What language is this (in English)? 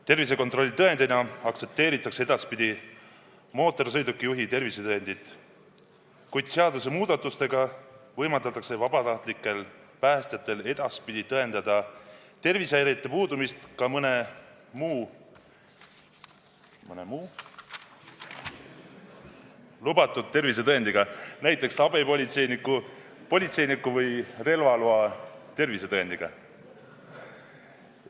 Estonian